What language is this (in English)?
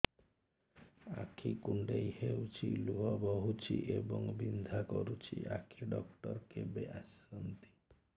Odia